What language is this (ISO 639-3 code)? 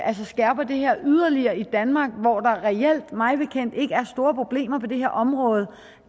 dan